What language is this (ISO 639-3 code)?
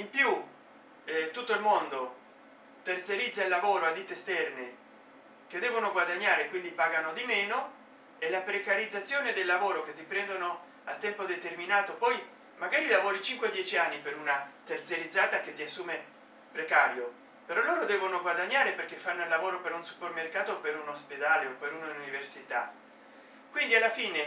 ita